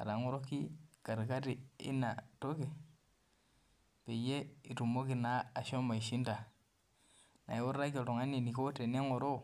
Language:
Masai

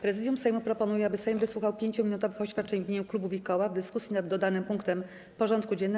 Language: Polish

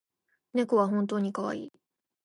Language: Japanese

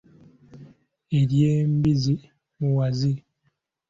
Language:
Ganda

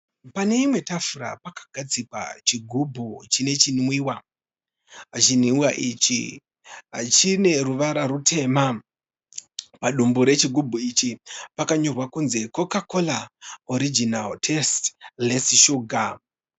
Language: Shona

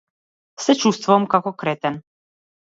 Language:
Macedonian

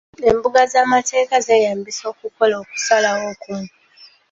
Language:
Ganda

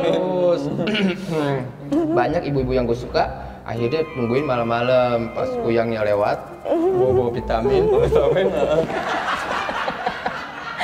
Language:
Indonesian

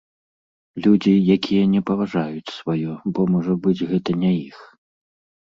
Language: Belarusian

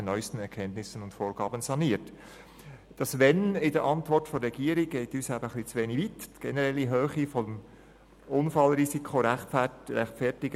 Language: Swiss German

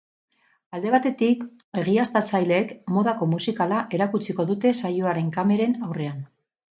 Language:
Basque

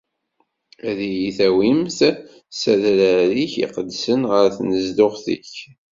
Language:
Kabyle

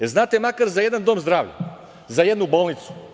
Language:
Serbian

